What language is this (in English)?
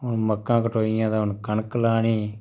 Dogri